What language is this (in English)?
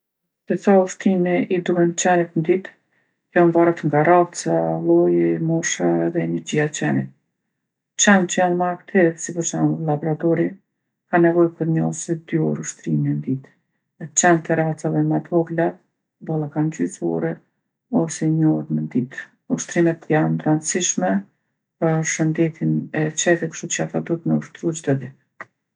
Gheg Albanian